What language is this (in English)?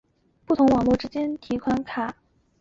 Chinese